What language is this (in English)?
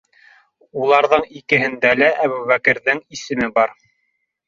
Bashkir